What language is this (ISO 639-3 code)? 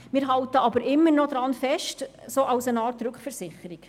gsw